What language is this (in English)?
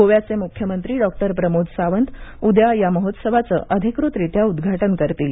Marathi